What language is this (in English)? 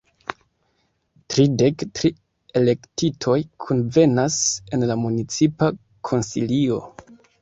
Esperanto